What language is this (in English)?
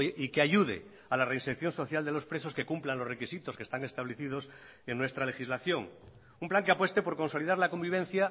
Spanish